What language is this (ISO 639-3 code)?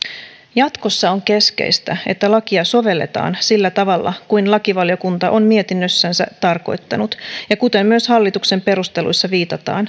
fin